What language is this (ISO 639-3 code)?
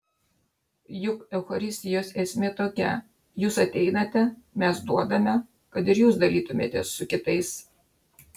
lit